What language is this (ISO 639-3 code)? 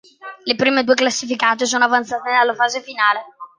ita